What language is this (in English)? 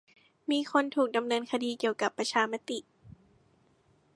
Thai